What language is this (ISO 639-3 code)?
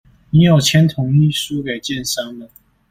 zho